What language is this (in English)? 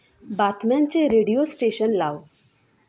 Marathi